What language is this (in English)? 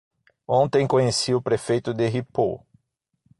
Portuguese